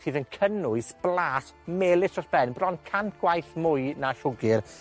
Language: Welsh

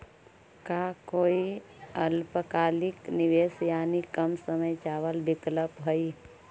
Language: Magahi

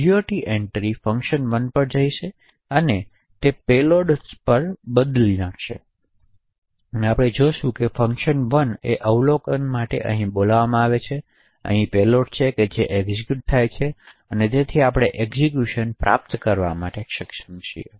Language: Gujarati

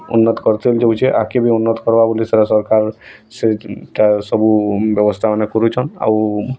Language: Odia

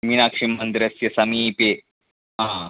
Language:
Sanskrit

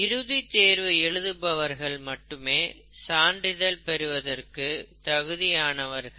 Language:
Tamil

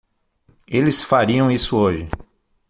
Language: Portuguese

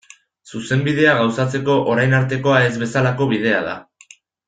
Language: Basque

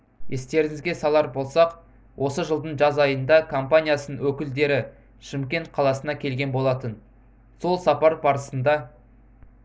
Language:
Kazakh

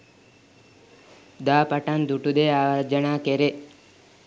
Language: Sinhala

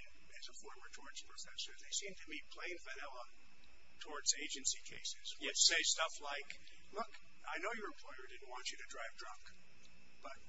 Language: English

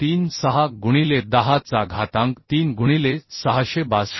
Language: Marathi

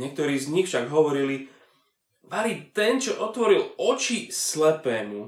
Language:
Slovak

